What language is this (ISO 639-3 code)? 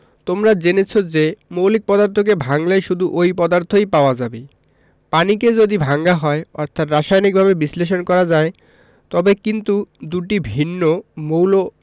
ben